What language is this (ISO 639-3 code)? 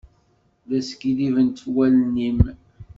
kab